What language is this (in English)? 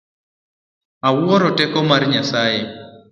Luo (Kenya and Tanzania)